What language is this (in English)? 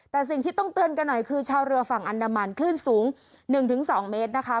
Thai